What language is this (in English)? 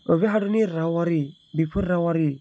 Bodo